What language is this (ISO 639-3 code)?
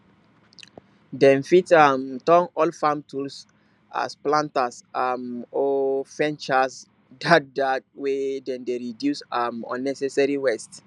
pcm